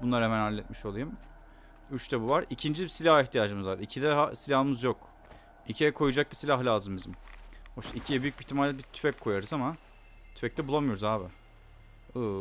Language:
Turkish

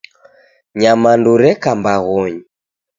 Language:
Taita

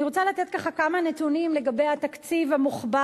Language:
Hebrew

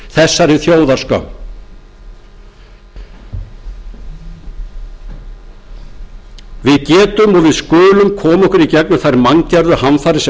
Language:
Icelandic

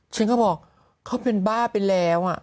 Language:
Thai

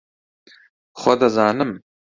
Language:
Central Kurdish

